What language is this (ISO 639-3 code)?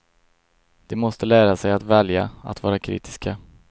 swe